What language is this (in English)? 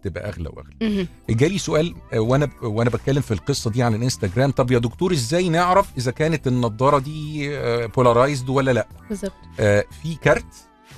Arabic